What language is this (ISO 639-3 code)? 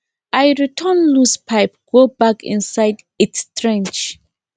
pcm